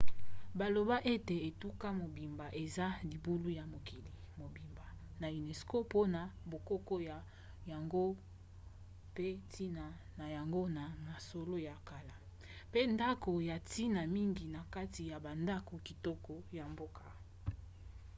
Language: Lingala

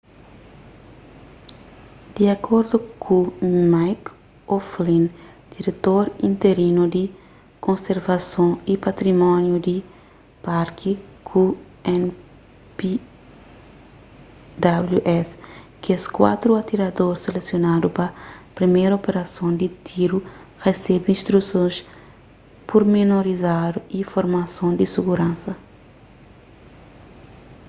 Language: Kabuverdianu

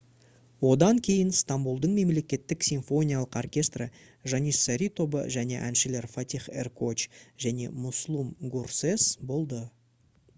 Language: Kazakh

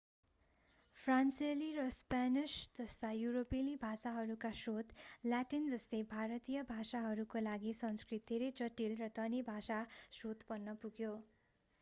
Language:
Nepali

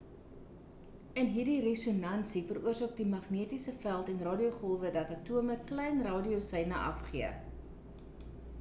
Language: Afrikaans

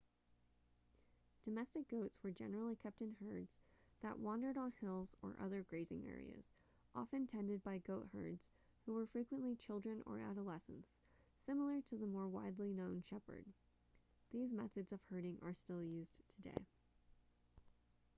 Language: English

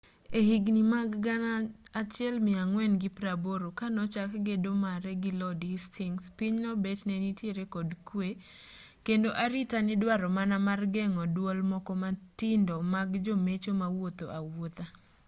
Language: Luo (Kenya and Tanzania)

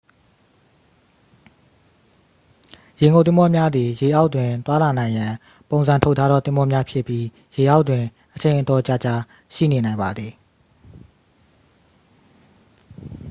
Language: Burmese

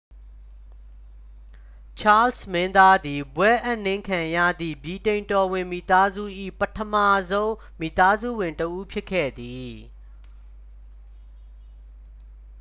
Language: Burmese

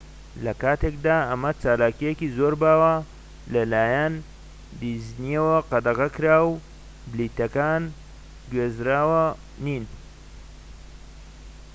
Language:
Central Kurdish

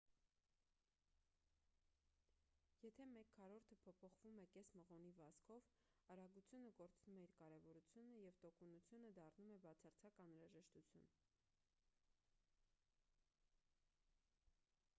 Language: Armenian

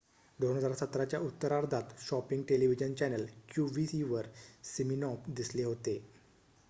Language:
Marathi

